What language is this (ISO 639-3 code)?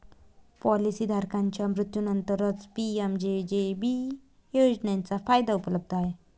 mar